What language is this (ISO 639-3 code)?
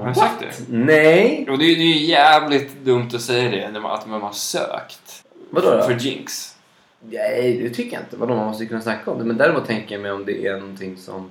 swe